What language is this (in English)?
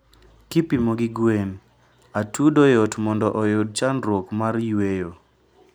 Luo (Kenya and Tanzania)